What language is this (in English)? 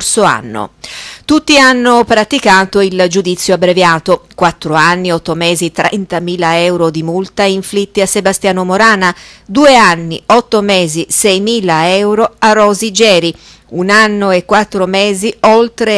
Italian